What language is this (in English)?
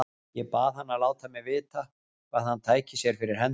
Icelandic